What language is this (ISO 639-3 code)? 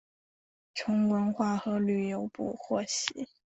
zho